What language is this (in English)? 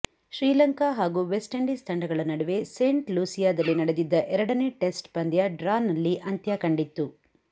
Kannada